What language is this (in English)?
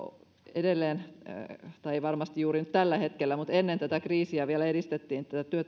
Finnish